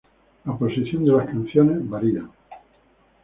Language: Spanish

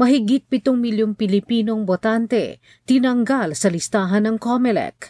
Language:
Filipino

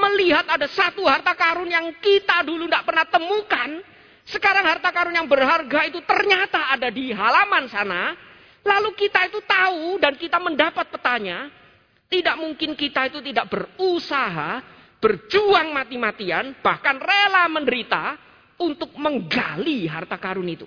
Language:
Indonesian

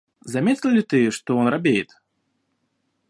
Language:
Russian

